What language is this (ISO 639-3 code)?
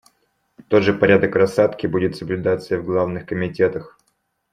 rus